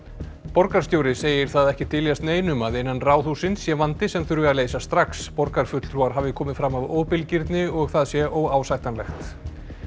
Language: Icelandic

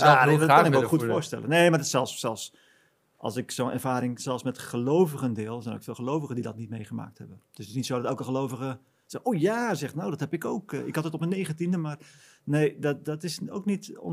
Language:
Dutch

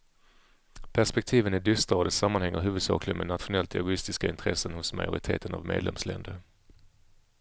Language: Swedish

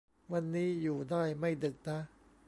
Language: Thai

